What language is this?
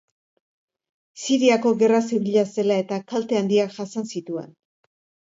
Basque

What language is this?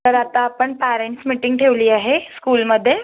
Marathi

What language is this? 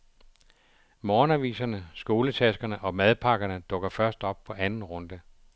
Danish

